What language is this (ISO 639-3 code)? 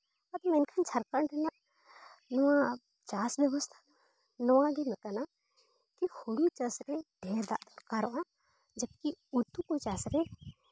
sat